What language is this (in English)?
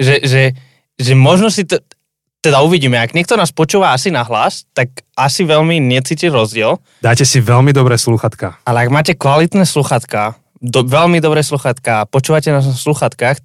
Slovak